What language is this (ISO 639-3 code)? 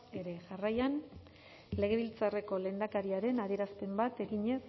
eus